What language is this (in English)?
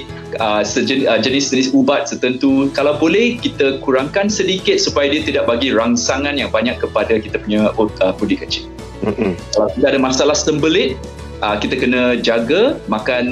Malay